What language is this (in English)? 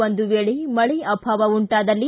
Kannada